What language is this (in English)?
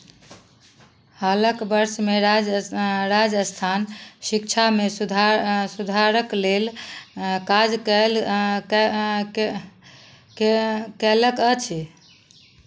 Maithili